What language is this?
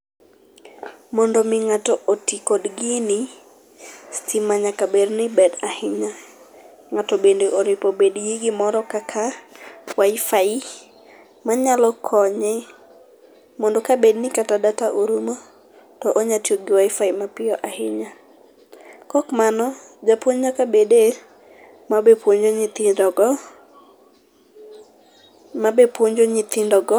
Luo (Kenya and Tanzania)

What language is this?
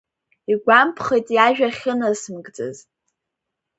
Abkhazian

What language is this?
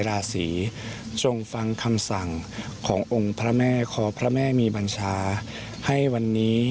Thai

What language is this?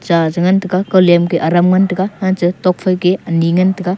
Wancho Naga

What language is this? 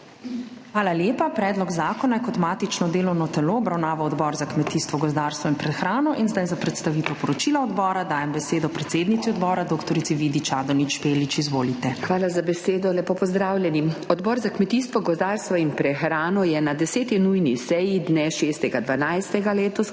Slovenian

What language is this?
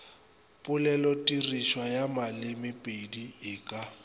Northern Sotho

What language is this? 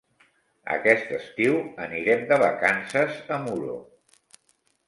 Catalan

